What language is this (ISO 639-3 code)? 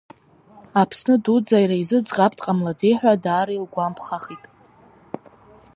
abk